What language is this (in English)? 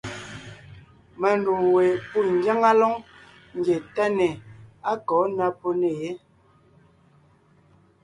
Ngiemboon